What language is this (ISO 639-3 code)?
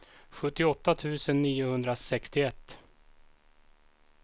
swe